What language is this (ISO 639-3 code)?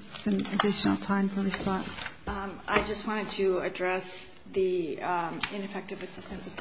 eng